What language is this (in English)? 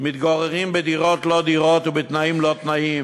Hebrew